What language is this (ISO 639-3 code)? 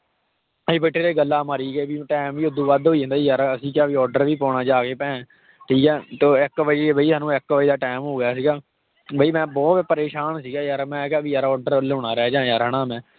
pan